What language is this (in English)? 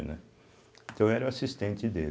Portuguese